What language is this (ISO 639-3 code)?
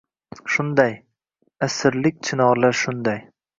uzb